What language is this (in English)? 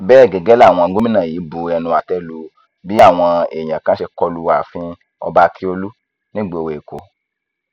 Yoruba